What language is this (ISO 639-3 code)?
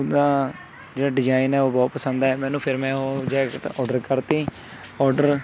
pan